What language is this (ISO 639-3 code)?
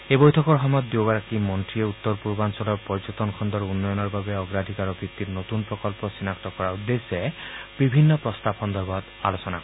asm